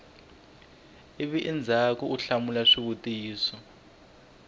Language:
Tsonga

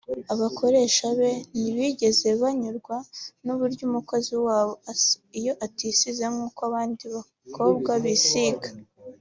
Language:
Kinyarwanda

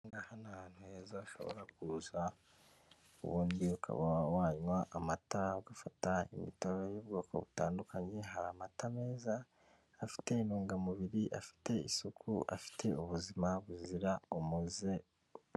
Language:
Kinyarwanda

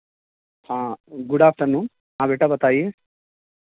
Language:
Urdu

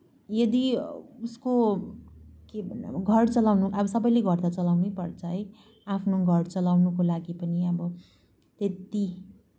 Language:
Nepali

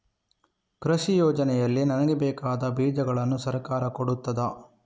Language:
Kannada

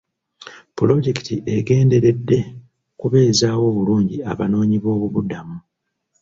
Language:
Ganda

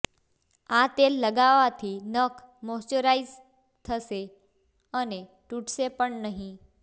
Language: Gujarati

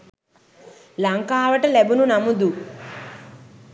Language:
Sinhala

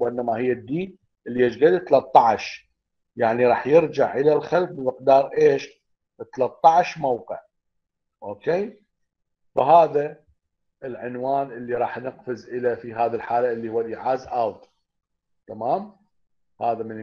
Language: Arabic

